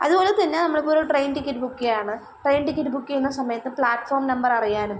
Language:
Malayalam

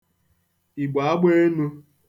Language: Igbo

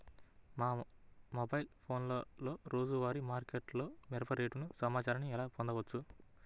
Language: Telugu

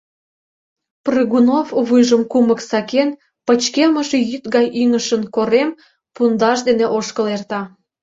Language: Mari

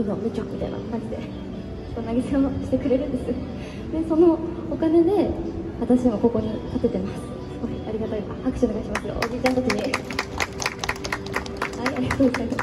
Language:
Japanese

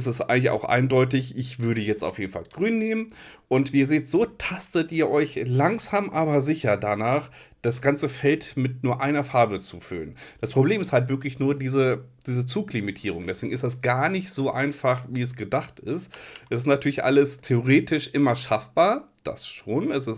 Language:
German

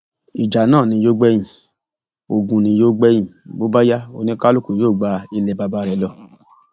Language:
Yoruba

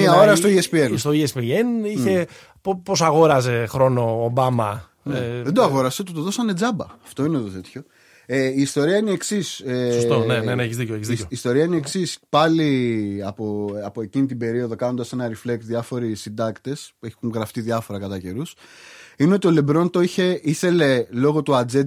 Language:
Greek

